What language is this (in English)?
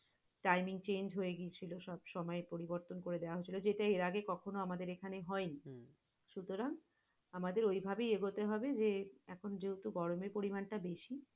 Bangla